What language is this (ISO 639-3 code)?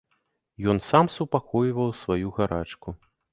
bel